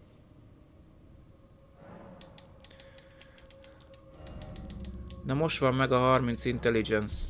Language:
Hungarian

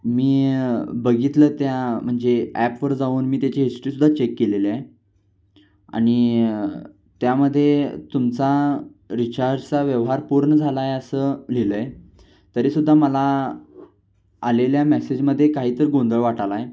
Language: Marathi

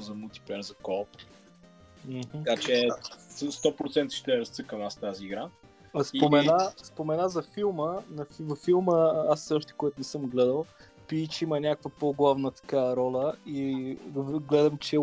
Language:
Bulgarian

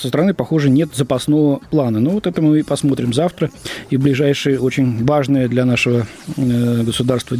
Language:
Russian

